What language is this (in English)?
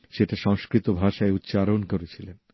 Bangla